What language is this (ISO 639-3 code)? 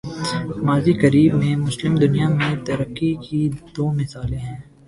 urd